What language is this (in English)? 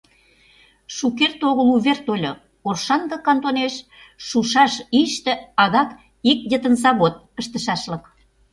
Mari